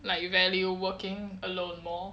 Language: English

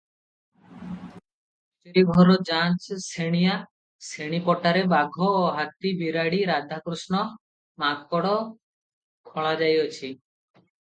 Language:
Odia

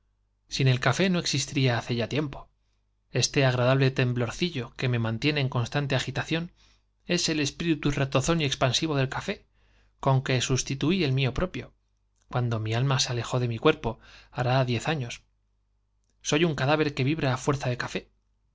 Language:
Spanish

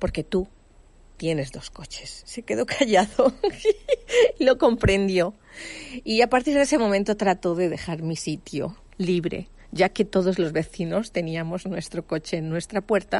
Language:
Spanish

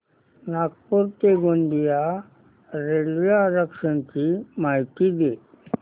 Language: Marathi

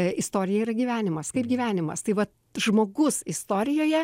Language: Lithuanian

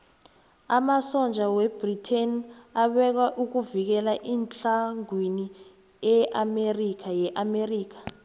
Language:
South Ndebele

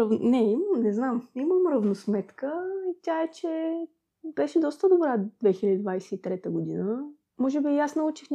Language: Bulgarian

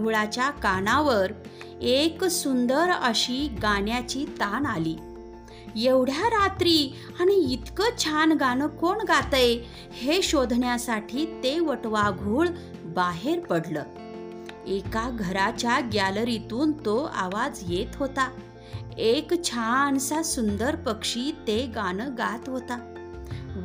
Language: Marathi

